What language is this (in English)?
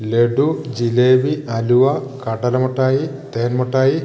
Malayalam